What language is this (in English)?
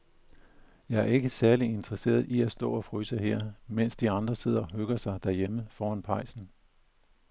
Danish